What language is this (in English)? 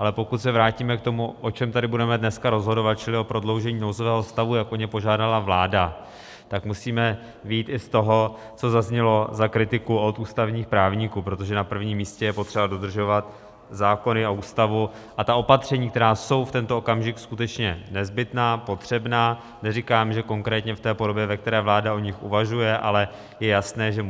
Czech